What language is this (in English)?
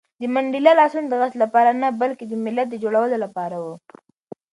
Pashto